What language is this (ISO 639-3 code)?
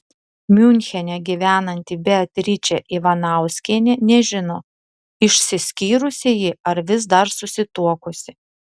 lit